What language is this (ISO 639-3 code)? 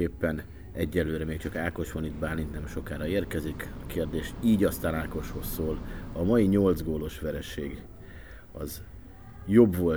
hun